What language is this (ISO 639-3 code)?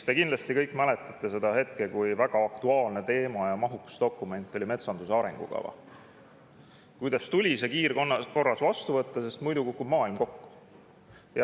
est